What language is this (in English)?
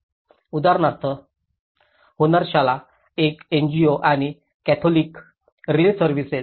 Marathi